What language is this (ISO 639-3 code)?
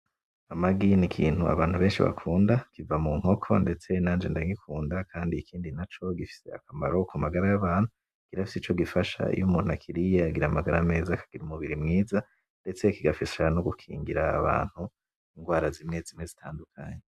run